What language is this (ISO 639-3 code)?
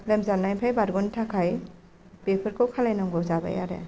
brx